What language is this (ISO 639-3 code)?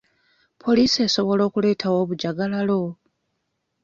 lug